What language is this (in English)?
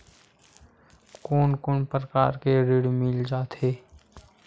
Chhattisgarhi